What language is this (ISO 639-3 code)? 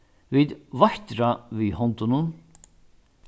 fao